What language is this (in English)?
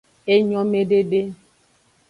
Aja (Benin)